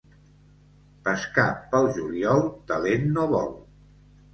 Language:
Catalan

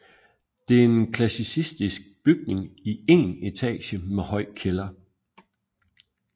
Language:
Danish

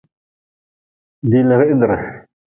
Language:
Nawdm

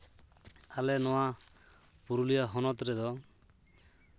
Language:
Santali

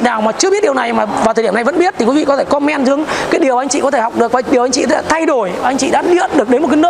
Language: Vietnamese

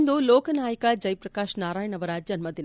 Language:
Kannada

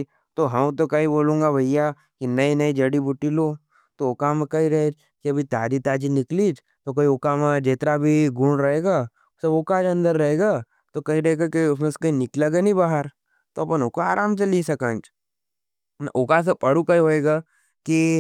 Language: Nimadi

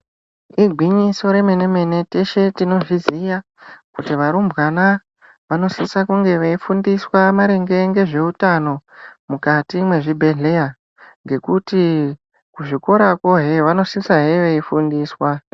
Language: Ndau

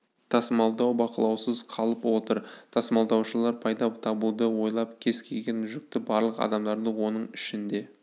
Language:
Kazakh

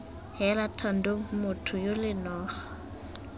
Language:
Tswana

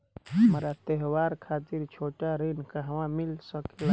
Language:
Bhojpuri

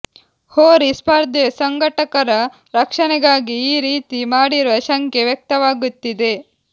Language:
Kannada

